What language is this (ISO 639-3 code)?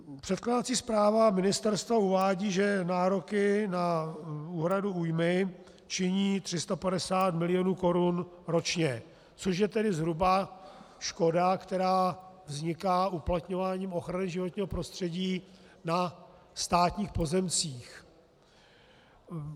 ces